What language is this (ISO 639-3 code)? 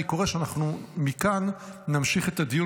heb